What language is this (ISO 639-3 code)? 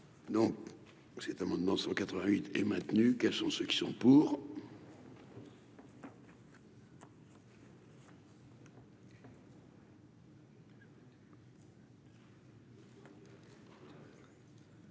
fra